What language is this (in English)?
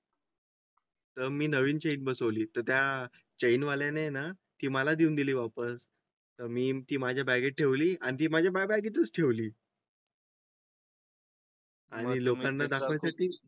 Marathi